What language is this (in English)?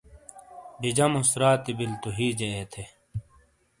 Shina